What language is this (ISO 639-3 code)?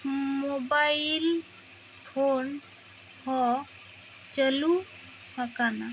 sat